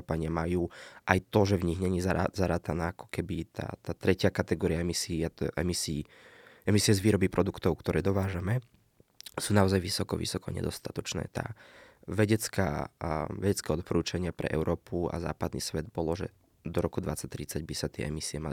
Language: Slovak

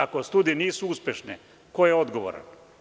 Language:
Serbian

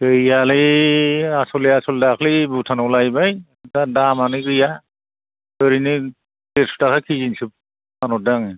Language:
Bodo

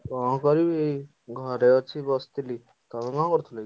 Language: Odia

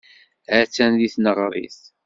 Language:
Kabyle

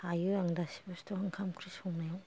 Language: Bodo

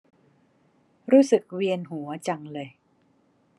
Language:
Thai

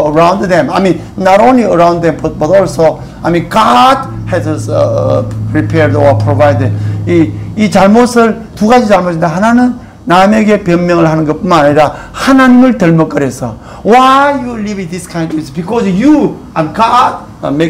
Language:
Korean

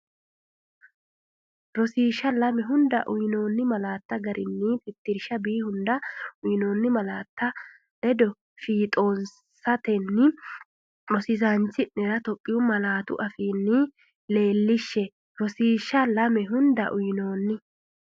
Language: Sidamo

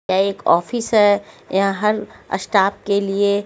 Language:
Hindi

